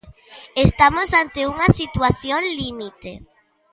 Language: Galician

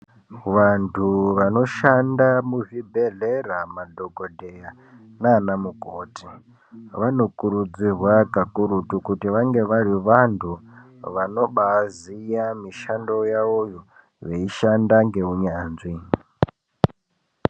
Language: Ndau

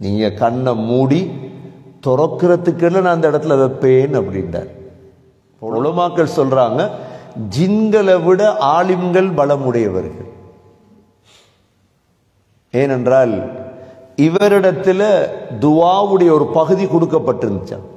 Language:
Arabic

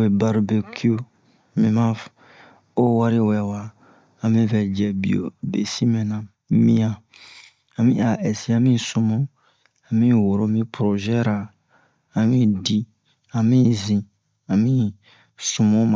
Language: Bomu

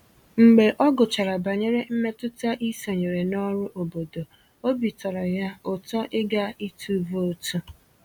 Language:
Igbo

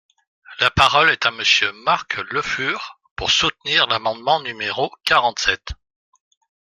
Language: French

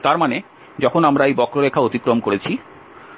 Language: Bangla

